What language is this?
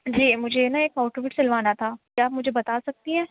Urdu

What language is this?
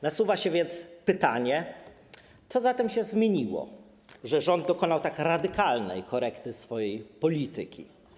Polish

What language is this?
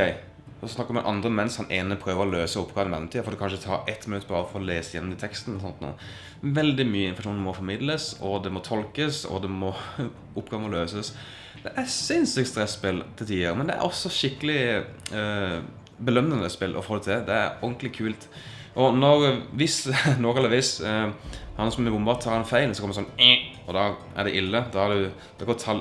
Dutch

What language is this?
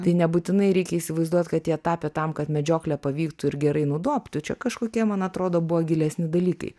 Lithuanian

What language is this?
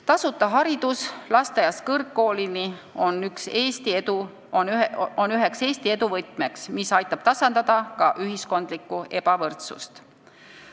Estonian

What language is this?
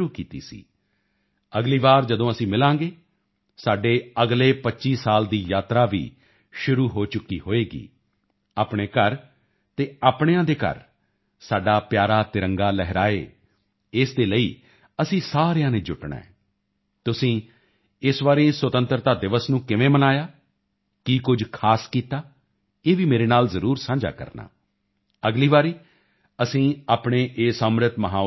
Punjabi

